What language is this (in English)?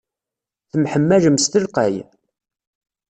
Kabyle